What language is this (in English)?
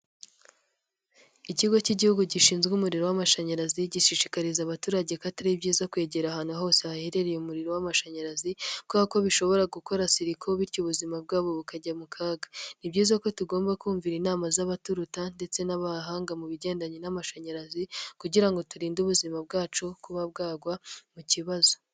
Kinyarwanda